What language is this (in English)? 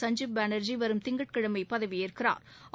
Tamil